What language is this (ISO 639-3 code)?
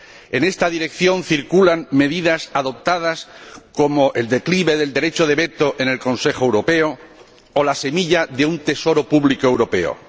spa